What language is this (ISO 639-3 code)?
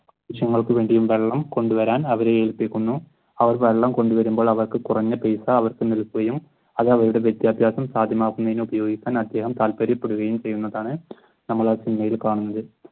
mal